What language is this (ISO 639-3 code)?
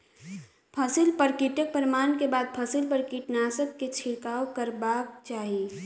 mai